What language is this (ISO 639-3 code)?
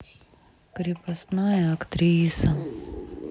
rus